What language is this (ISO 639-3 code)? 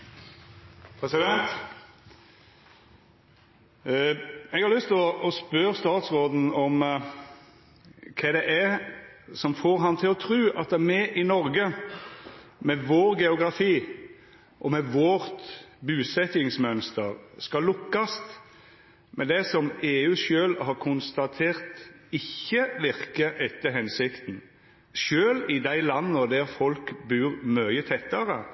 nno